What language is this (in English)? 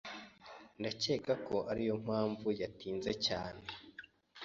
Kinyarwanda